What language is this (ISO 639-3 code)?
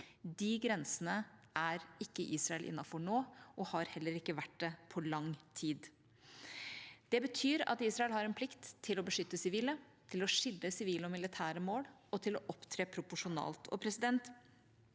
nor